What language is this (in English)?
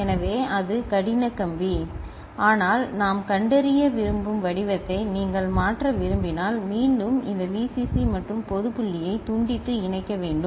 Tamil